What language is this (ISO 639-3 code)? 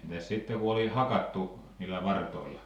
fin